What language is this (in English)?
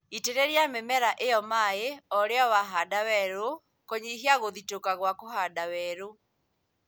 Kikuyu